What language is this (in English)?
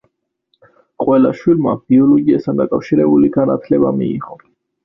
Georgian